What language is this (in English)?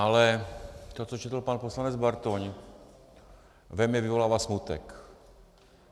Czech